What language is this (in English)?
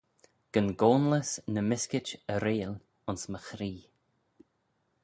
Manx